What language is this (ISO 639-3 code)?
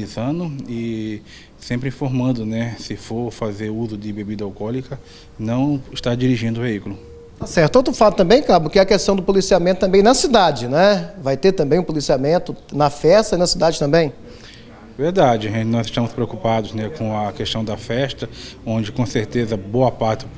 por